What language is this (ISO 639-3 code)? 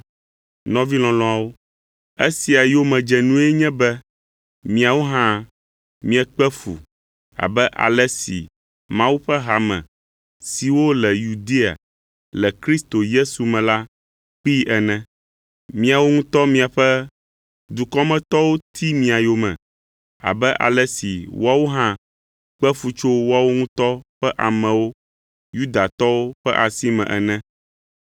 ewe